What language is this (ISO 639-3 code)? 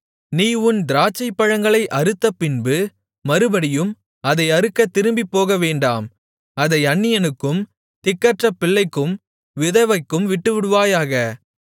tam